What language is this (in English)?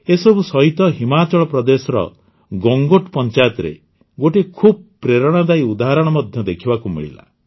Odia